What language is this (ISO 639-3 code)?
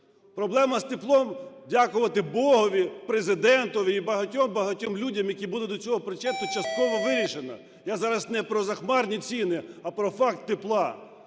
ukr